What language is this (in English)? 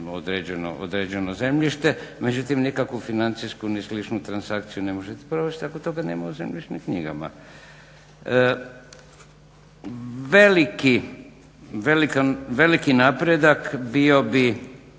Croatian